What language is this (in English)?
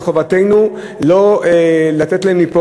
Hebrew